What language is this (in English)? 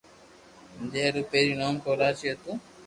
Loarki